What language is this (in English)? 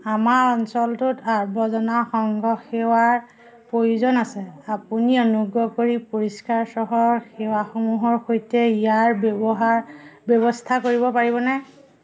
Assamese